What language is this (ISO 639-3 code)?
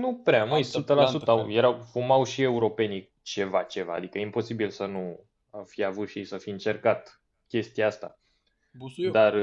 ron